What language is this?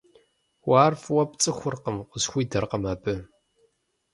Kabardian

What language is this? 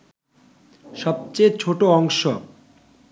Bangla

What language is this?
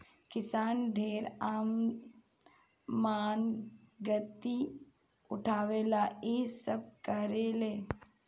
Bhojpuri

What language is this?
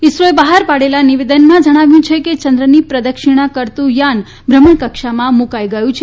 Gujarati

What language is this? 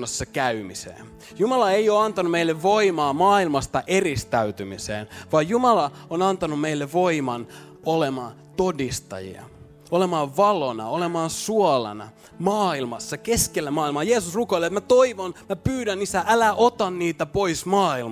Finnish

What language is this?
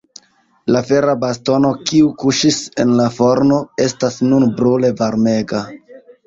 Esperanto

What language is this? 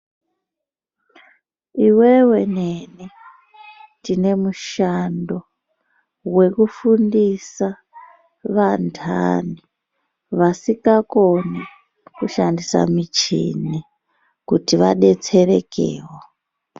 Ndau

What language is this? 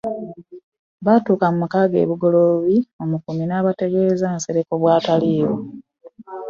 Ganda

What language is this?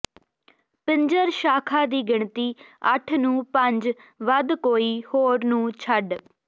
Punjabi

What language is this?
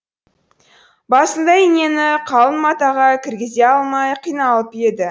Kazakh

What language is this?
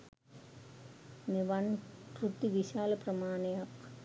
Sinhala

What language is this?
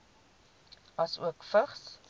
Afrikaans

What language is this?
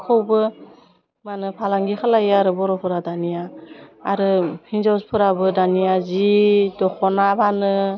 Bodo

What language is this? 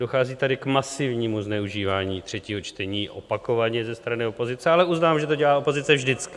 Czech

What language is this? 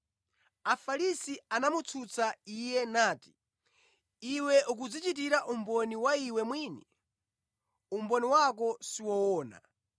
Nyanja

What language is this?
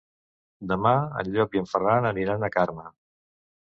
Catalan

